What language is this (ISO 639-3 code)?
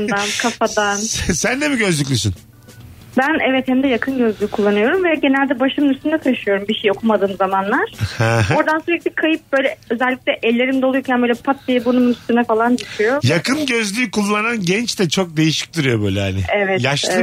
tur